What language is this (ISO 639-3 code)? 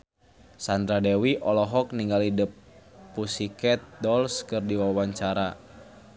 sun